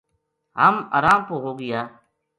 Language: Gujari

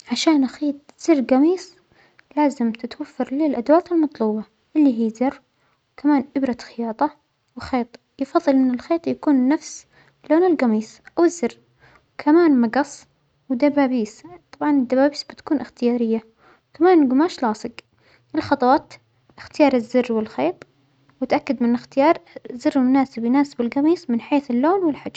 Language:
Omani Arabic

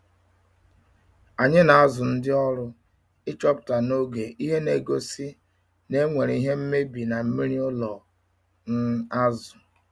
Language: Igbo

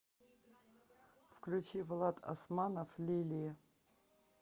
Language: Russian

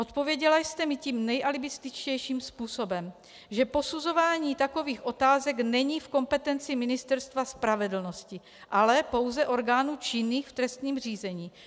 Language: Czech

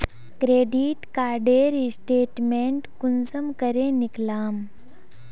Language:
Magahi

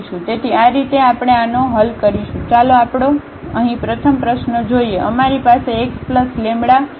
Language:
Gujarati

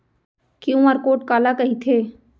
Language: Chhattisgarhi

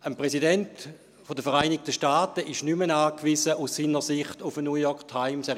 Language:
Swiss German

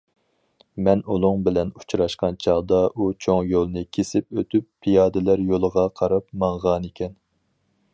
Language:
Uyghur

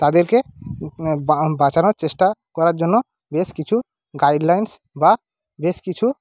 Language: Bangla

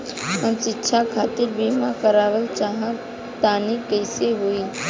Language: Bhojpuri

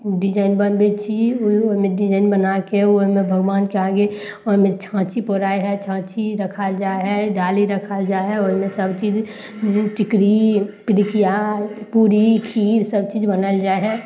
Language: Maithili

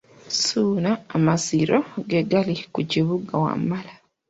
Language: Ganda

